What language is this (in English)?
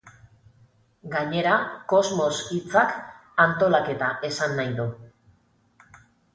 Basque